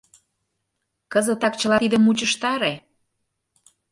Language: Mari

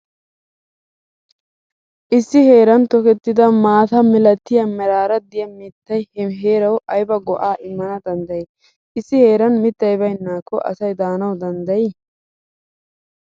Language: Wolaytta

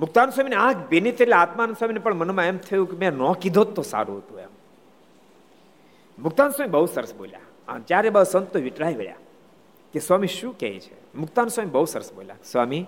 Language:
Gujarati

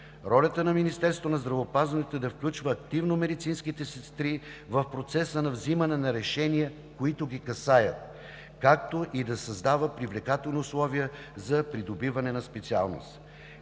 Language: Bulgarian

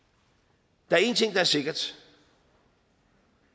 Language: Danish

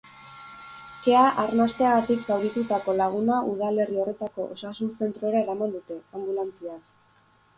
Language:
Basque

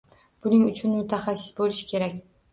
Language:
Uzbek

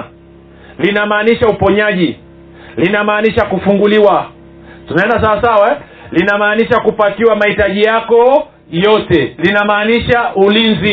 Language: Swahili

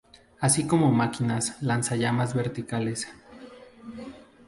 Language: Spanish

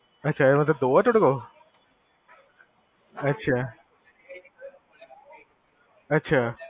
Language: Punjabi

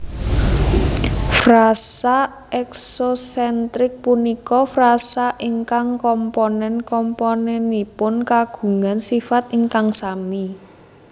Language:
Javanese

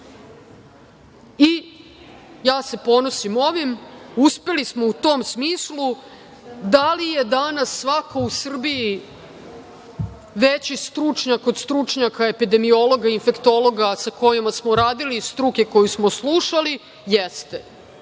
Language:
Serbian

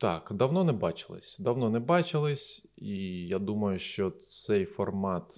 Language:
Ukrainian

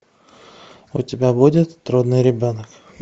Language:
Russian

